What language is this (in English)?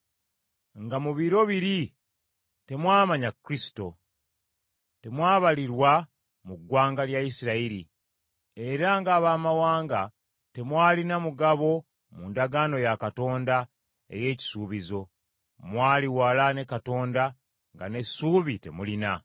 Ganda